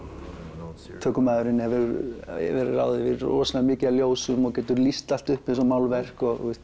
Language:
Icelandic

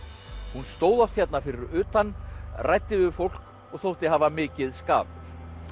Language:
Icelandic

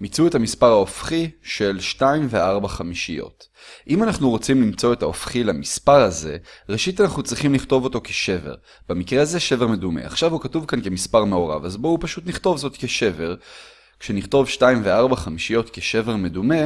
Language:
Hebrew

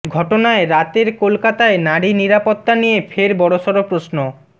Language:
Bangla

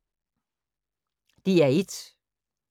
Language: Danish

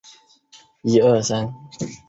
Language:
Chinese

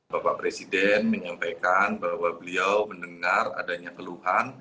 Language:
Indonesian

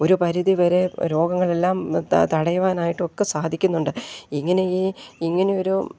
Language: Malayalam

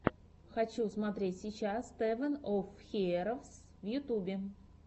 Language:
Russian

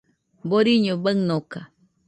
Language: Nüpode Huitoto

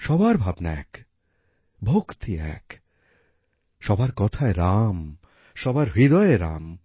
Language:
Bangla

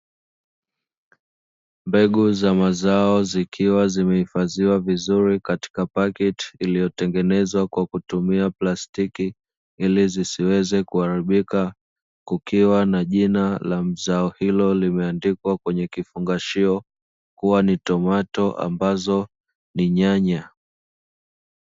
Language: Swahili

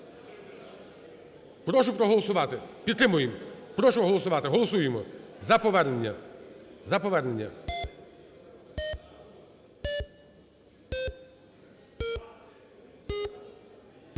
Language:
Ukrainian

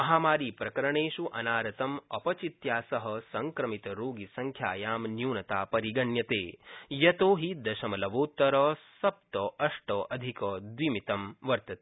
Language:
Sanskrit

